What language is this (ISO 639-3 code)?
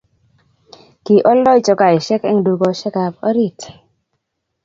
kln